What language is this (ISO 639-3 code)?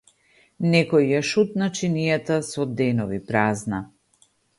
mkd